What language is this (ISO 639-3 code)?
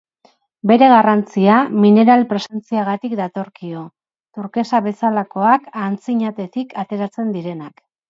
eus